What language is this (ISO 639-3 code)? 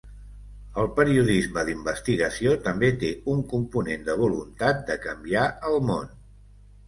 cat